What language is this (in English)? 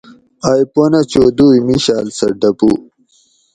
Gawri